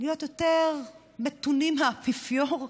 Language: Hebrew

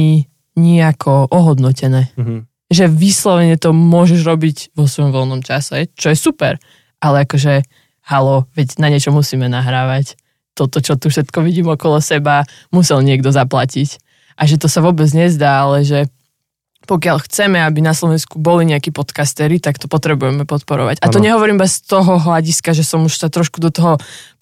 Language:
Slovak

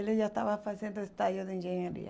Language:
Portuguese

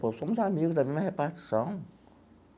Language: Portuguese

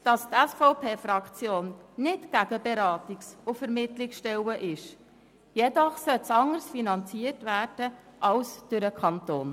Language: Swiss German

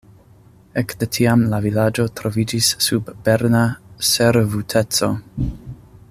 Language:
Esperanto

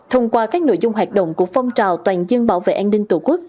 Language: Vietnamese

